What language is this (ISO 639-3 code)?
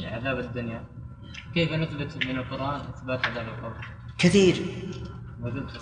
ara